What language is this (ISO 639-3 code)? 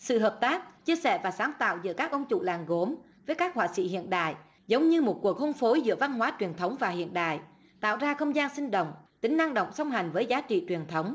vie